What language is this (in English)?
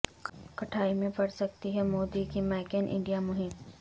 Urdu